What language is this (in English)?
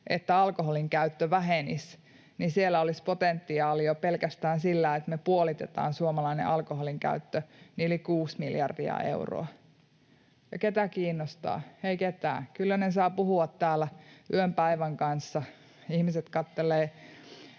Finnish